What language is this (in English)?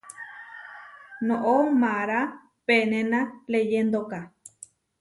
Huarijio